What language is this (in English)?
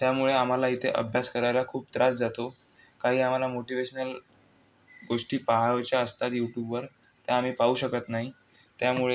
Marathi